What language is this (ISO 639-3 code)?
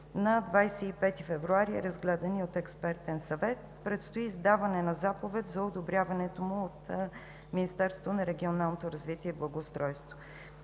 bul